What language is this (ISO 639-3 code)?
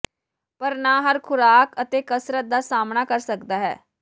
pan